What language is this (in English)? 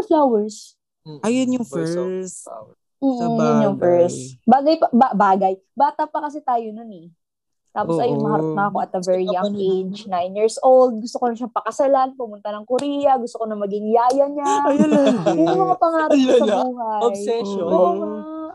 Filipino